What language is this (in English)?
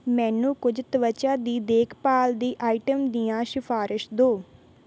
Punjabi